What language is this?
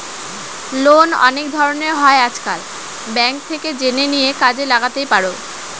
Bangla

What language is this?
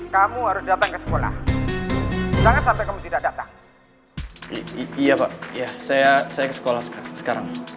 Indonesian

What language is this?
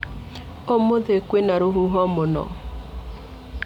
Kikuyu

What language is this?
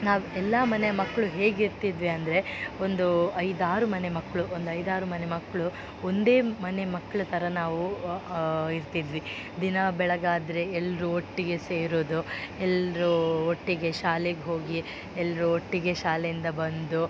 Kannada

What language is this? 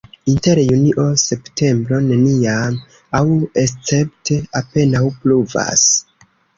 Esperanto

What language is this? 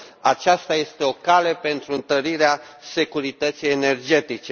Romanian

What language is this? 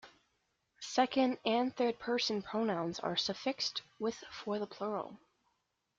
English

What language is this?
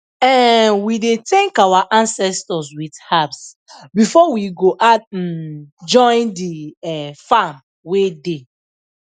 Nigerian Pidgin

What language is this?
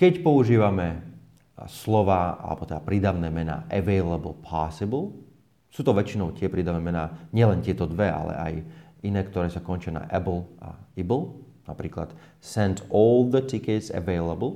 Slovak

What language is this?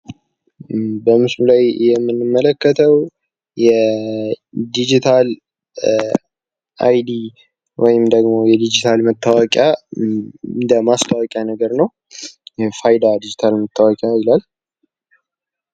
Amharic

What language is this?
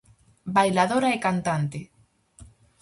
Galician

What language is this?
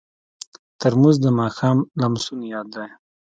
Pashto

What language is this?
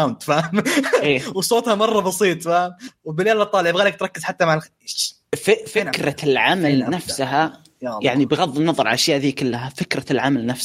Arabic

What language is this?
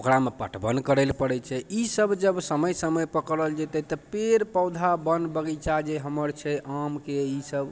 Maithili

